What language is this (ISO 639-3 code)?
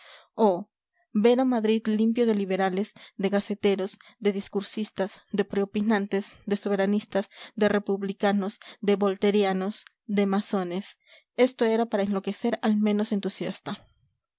spa